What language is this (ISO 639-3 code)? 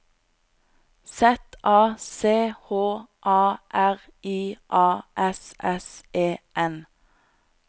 nor